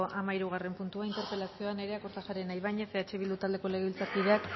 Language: Basque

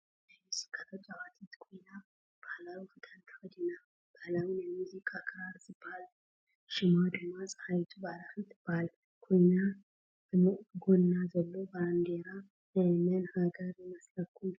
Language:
Tigrinya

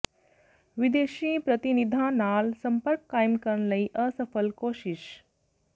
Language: Punjabi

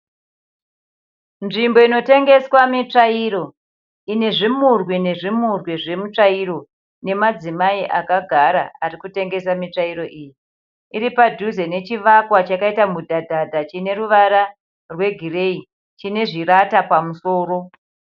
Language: Shona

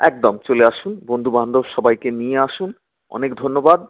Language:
Bangla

